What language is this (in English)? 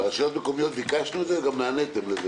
Hebrew